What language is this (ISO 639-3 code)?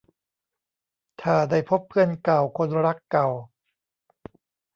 tha